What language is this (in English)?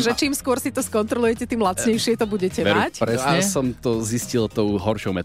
Slovak